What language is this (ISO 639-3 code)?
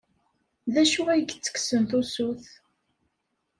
kab